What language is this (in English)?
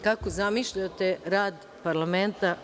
Serbian